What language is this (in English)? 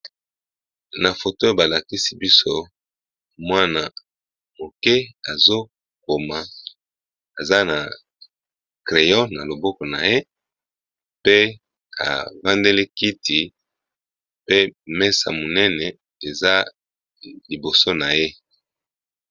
Lingala